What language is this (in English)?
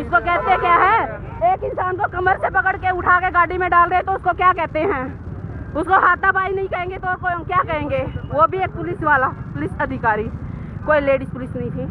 Hindi